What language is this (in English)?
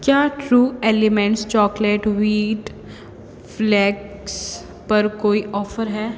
Hindi